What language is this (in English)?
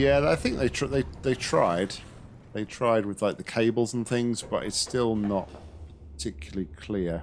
English